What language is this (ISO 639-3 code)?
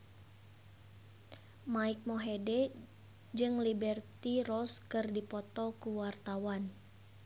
sun